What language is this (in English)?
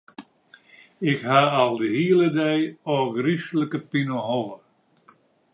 Western Frisian